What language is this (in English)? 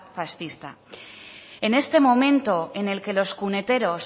Spanish